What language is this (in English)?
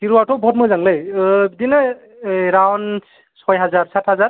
Bodo